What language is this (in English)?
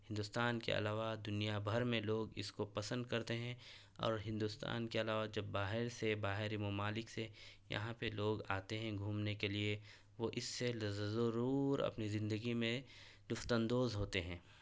Urdu